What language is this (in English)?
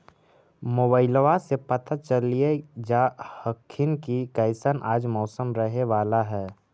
Magahi